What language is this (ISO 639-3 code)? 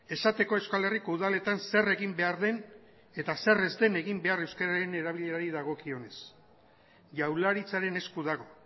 eus